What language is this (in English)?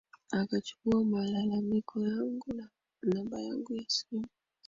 Swahili